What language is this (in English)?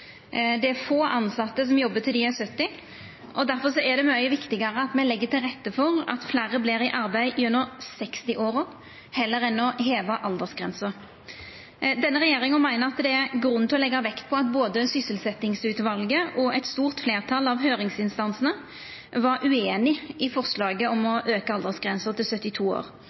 Norwegian Nynorsk